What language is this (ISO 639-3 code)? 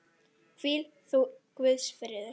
isl